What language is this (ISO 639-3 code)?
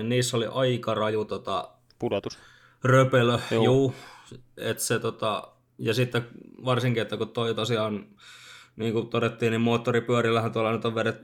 fin